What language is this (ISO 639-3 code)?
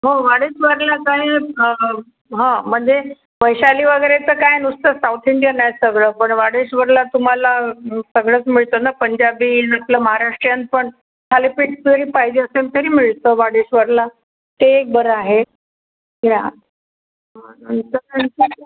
mar